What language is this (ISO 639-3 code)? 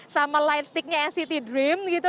ind